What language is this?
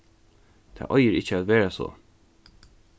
Faroese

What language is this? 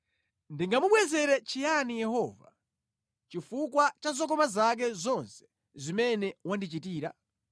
Nyanja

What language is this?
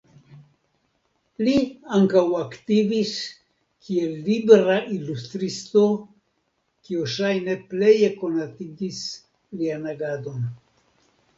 Esperanto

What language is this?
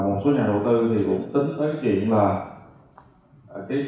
Vietnamese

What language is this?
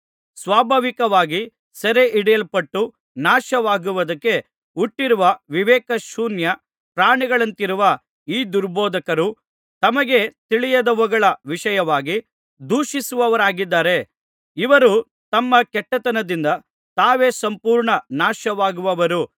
Kannada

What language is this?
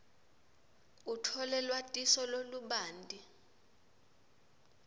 Swati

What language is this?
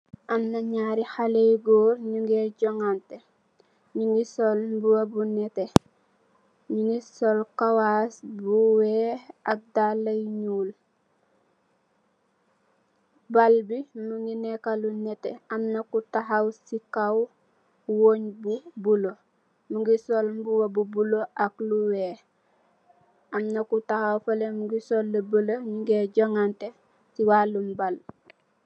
Wolof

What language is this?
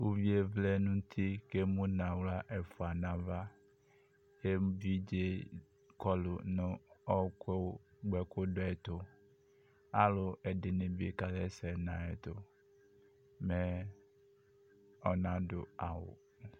Ikposo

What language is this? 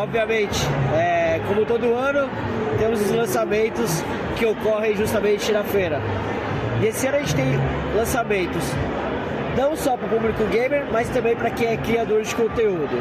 Portuguese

